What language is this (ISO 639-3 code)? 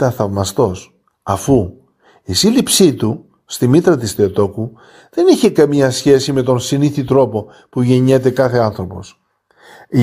ell